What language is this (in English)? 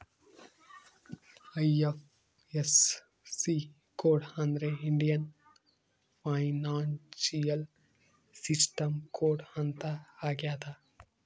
Kannada